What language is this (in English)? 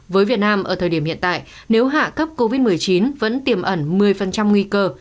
Vietnamese